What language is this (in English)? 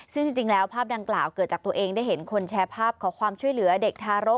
Thai